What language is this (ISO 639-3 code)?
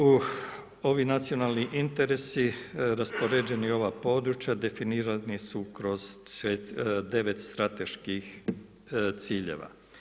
hrv